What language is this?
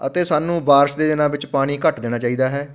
Punjabi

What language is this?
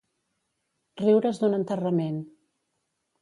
Catalan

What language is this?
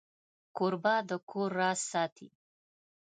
Pashto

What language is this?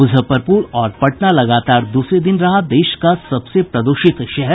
Hindi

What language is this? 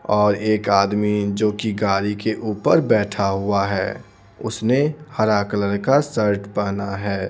Hindi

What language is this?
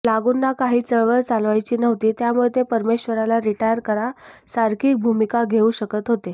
Marathi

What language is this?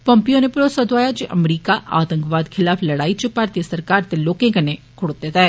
Dogri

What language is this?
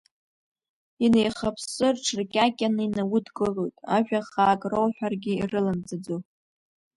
Abkhazian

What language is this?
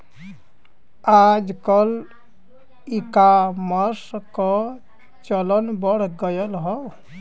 Bhojpuri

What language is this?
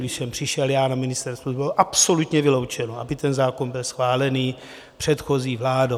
Czech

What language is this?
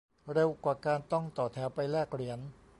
Thai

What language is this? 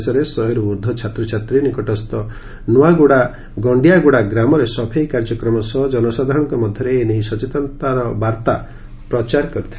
Odia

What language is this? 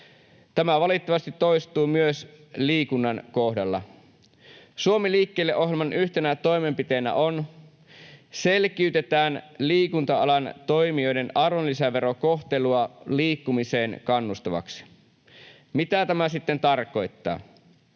Finnish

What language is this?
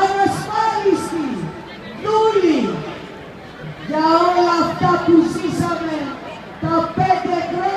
Greek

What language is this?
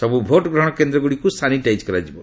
Odia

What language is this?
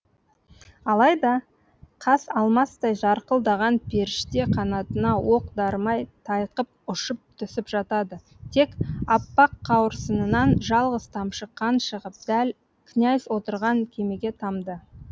Kazakh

